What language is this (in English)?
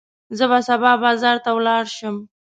Pashto